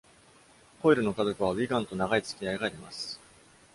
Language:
Japanese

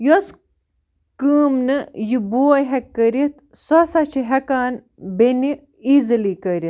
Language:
Kashmiri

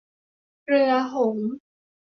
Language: Thai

